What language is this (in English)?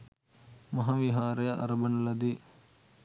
Sinhala